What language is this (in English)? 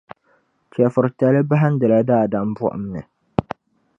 Dagbani